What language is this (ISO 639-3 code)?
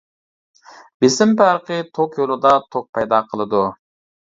uig